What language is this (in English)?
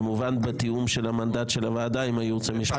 Hebrew